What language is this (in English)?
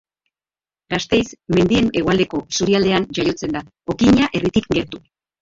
Basque